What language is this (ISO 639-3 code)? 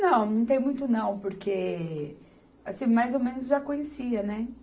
por